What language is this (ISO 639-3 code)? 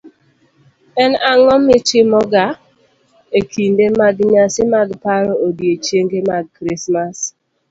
luo